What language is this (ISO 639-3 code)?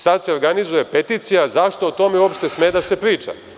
srp